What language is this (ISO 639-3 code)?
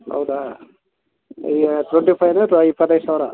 kan